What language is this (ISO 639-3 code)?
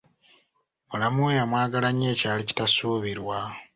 lug